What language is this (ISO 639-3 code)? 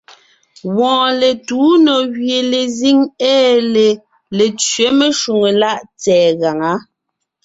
nnh